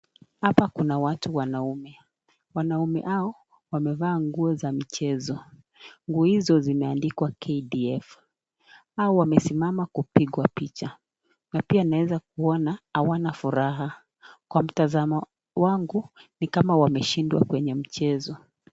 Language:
Swahili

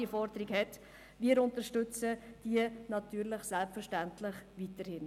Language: Swiss German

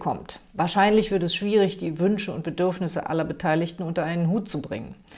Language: German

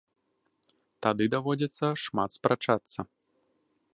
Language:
Belarusian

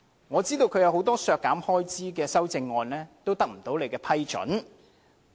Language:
Cantonese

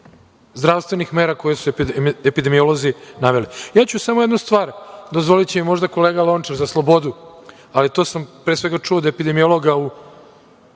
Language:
Serbian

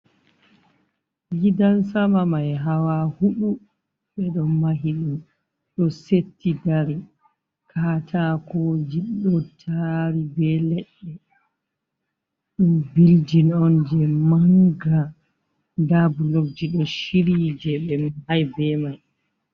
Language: Fula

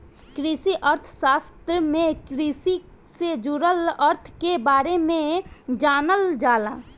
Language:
Bhojpuri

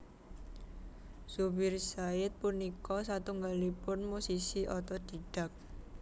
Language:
Javanese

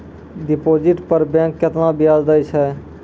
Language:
Maithili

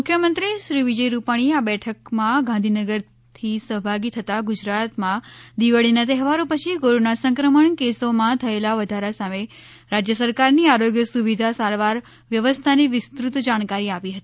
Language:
Gujarati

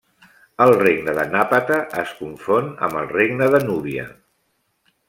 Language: Catalan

